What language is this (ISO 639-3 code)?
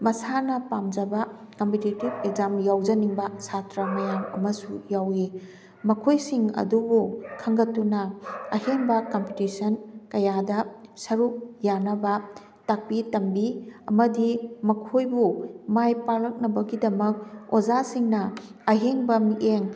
mni